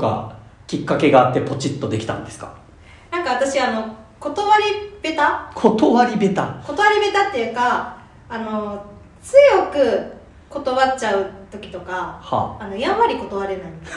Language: Japanese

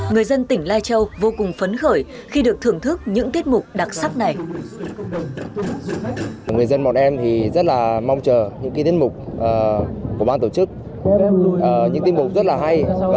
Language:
Vietnamese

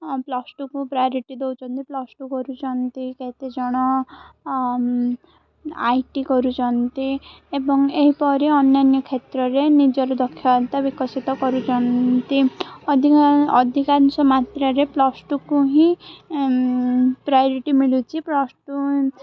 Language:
Odia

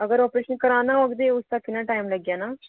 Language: Dogri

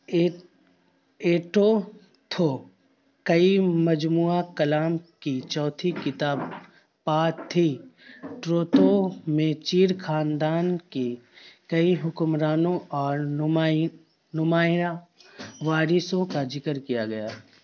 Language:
Urdu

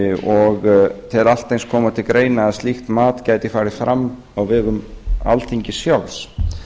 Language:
Icelandic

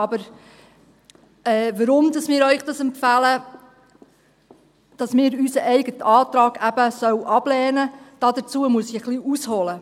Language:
Swiss German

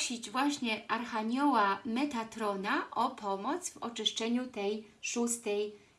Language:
Polish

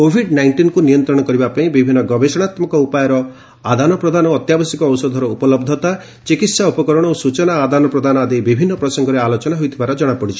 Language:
Odia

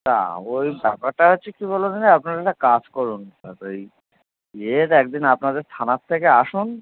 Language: Bangla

